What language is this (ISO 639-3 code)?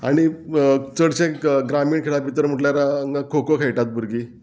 kok